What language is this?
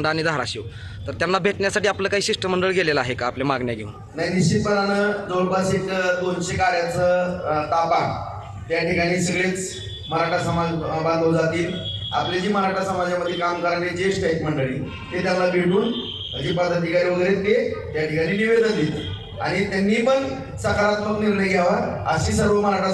Marathi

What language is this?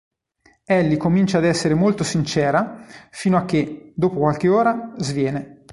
Italian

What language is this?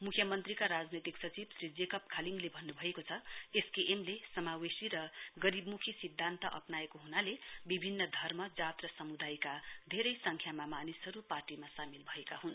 Nepali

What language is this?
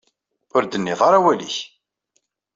Kabyle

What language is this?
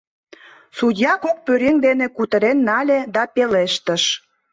Mari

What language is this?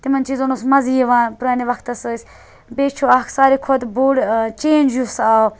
Kashmiri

